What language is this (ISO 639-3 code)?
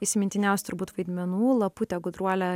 lit